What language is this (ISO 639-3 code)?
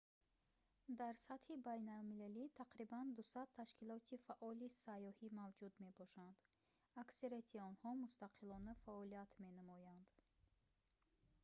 tgk